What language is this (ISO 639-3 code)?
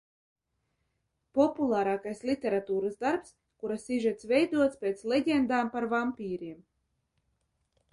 lav